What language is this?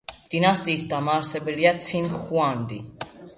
Georgian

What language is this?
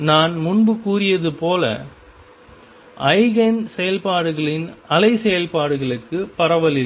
Tamil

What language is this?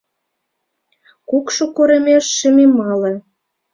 Mari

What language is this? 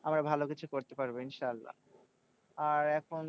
Bangla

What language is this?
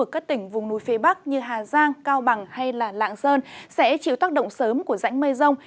Vietnamese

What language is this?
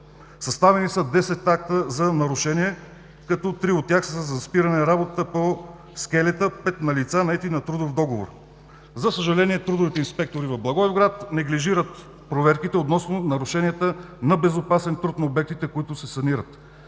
Bulgarian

